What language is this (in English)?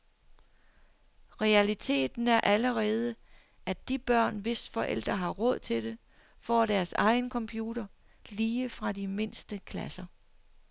Danish